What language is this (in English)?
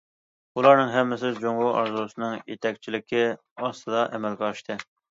Uyghur